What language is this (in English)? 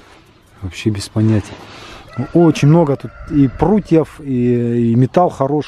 Russian